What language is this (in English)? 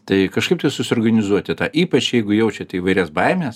Lithuanian